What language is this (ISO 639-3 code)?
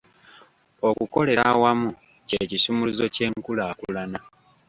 lug